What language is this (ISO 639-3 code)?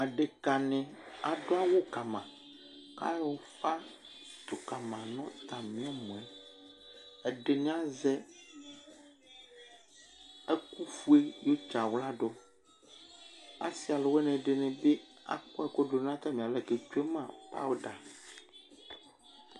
kpo